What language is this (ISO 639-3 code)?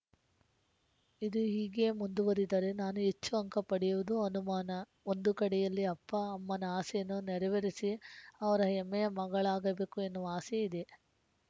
kan